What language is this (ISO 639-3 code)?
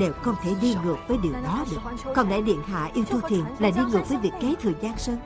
vie